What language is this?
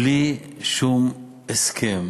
Hebrew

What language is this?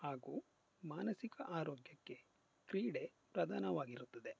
Kannada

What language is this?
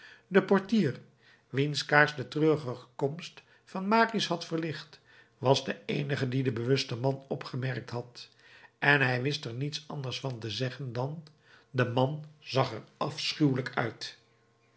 Dutch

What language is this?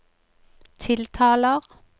Norwegian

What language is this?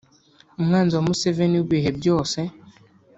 Kinyarwanda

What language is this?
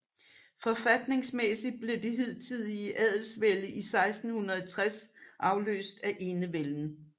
Danish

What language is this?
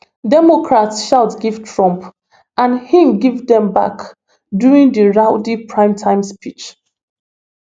Nigerian Pidgin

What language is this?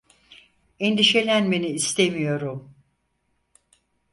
Turkish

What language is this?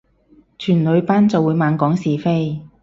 Cantonese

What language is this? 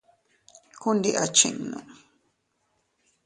Teutila Cuicatec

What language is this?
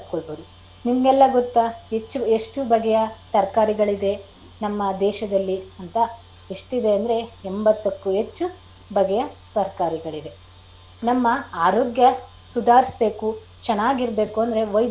Kannada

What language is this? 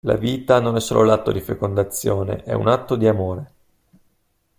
Italian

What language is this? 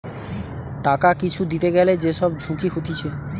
Bangla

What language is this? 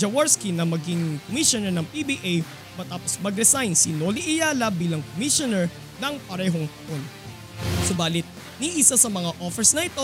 Filipino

